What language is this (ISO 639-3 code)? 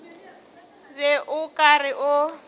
nso